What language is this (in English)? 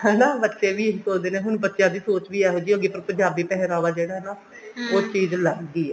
Punjabi